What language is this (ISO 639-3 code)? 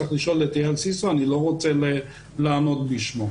heb